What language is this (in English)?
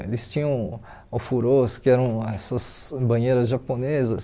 Portuguese